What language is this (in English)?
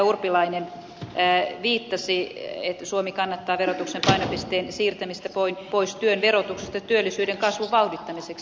Finnish